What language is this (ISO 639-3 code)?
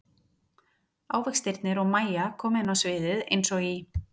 isl